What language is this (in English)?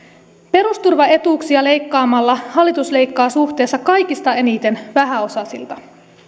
Finnish